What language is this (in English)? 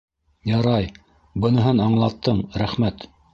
Bashkir